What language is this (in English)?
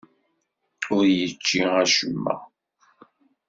Kabyle